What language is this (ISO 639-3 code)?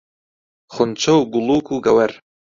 ckb